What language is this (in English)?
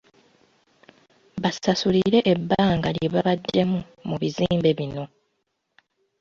Ganda